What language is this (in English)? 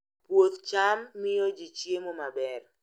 Luo (Kenya and Tanzania)